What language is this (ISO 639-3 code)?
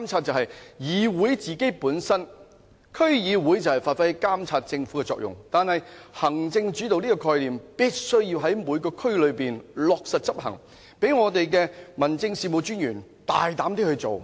yue